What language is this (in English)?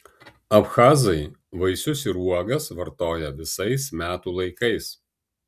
Lithuanian